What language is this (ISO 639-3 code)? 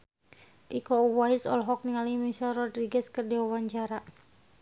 sun